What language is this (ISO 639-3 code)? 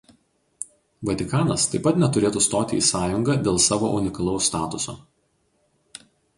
lit